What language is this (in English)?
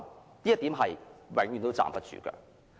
Cantonese